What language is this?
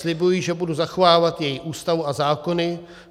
Czech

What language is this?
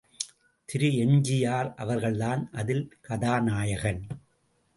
Tamil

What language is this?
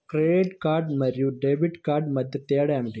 Telugu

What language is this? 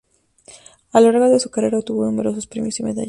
Spanish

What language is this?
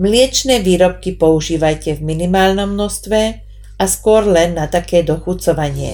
Slovak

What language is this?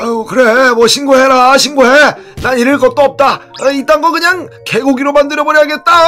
Korean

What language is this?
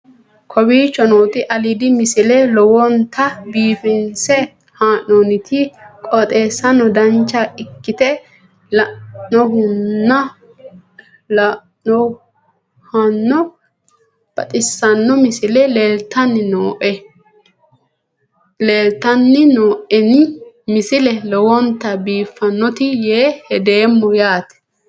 Sidamo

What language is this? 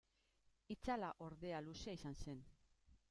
Basque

